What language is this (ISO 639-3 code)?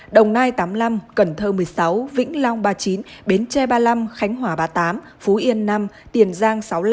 vie